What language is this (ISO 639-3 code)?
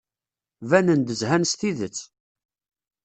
kab